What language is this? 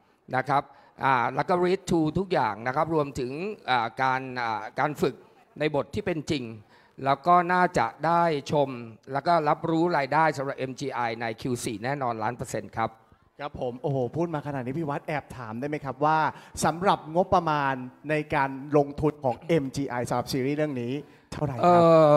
Thai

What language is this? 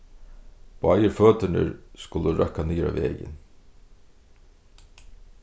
Faroese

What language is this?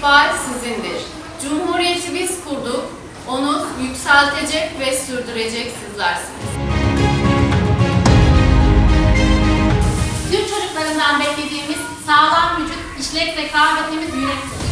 Turkish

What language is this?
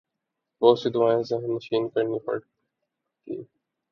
Urdu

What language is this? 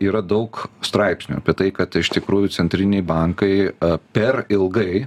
Lithuanian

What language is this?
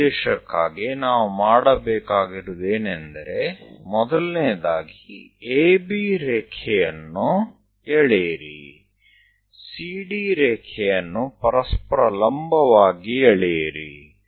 Kannada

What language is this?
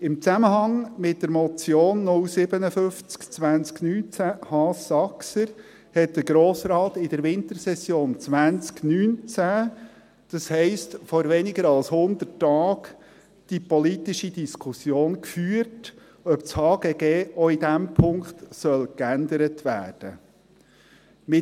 Swiss German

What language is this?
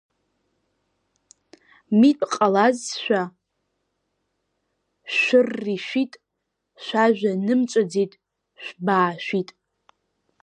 Abkhazian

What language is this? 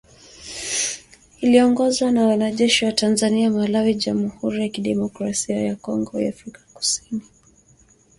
Swahili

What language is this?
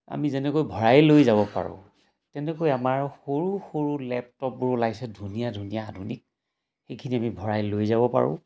Assamese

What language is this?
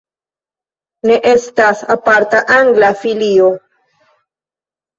Esperanto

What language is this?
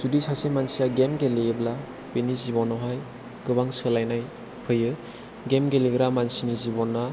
Bodo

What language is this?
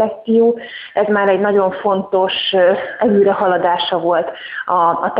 Hungarian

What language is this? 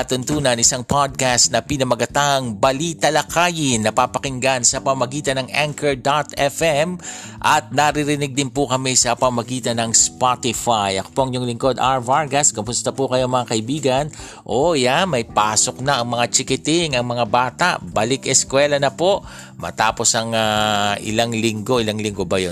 Filipino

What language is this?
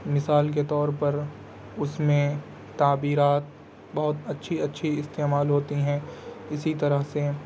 Urdu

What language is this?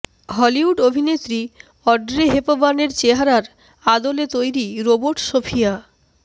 Bangla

